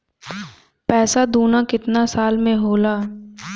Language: Bhojpuri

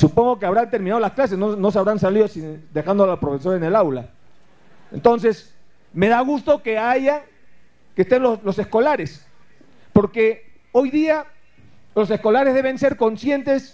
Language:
Spanish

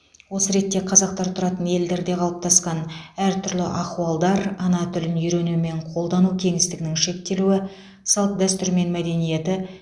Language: Kazakh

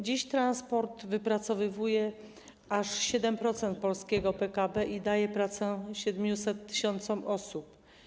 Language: Polish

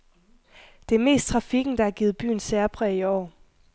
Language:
Danish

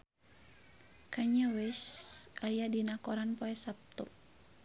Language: Sundanese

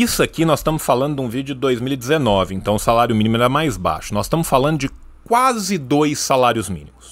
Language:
Portuguese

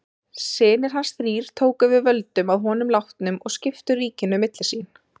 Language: Icelandic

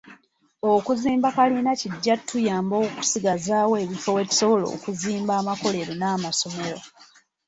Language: Ganda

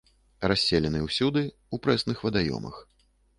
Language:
Belarusian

